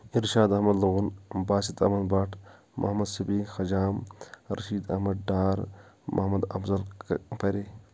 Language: Kashmiri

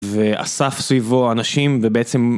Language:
Hebrew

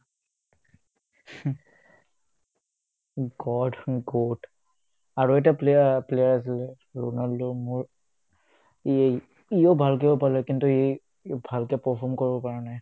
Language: Assamese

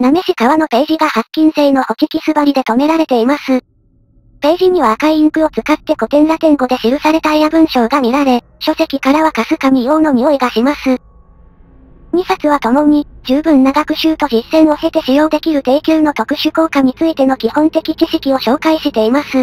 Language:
Japanese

